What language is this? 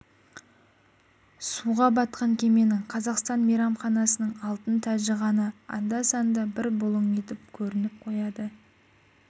Kazakh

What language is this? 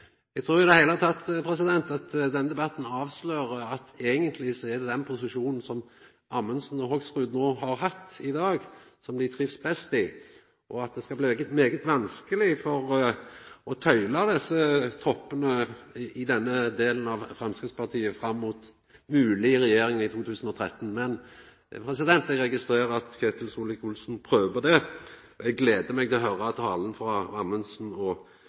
Norwegian Nynorsk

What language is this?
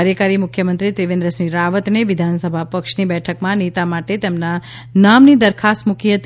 Gujarati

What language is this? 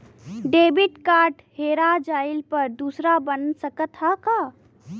Bhojpuri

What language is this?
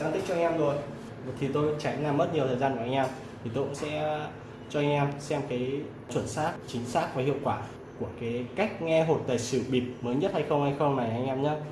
Vietnamese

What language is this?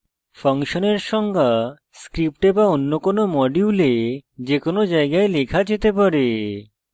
Bangla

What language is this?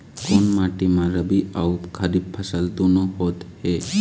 Chhattisgarhi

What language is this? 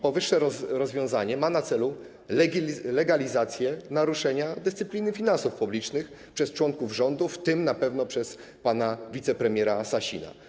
Polish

